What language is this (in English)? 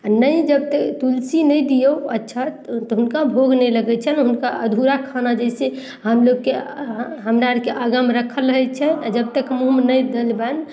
Maithili